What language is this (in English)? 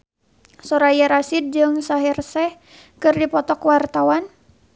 Sundanese